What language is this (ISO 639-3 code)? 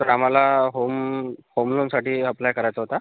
mar